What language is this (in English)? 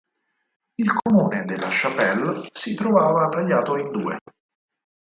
Italian